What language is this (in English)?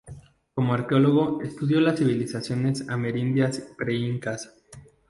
Spanish